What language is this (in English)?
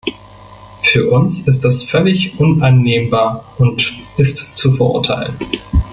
German